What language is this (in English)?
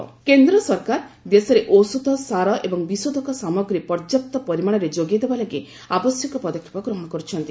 Odia